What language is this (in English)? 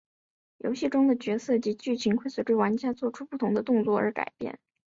Chinese